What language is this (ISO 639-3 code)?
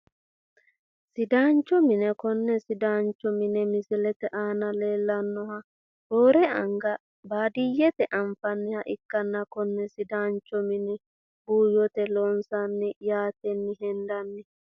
sid